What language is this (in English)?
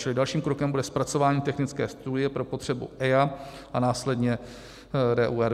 Czech